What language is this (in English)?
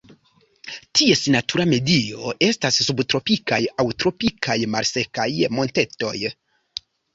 Esperanto